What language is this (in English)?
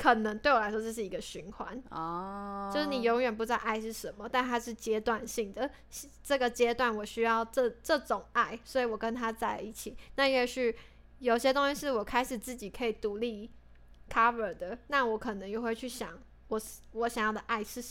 Chinese